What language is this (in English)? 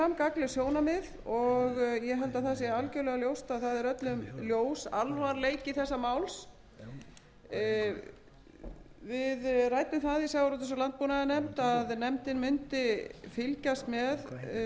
Icelandic